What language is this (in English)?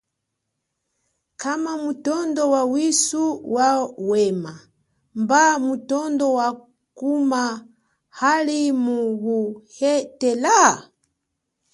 Chokwe